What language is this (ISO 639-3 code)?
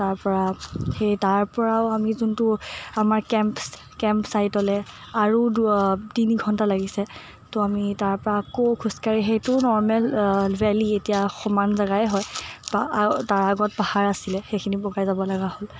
asm